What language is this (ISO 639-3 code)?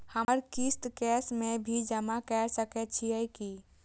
mai